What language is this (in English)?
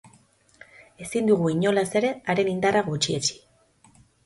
Basque